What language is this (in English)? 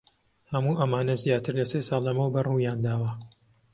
Central Kurdish